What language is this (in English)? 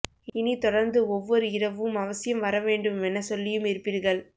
Tamil